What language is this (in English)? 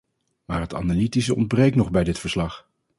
Dutch